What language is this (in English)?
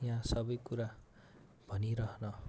Nepali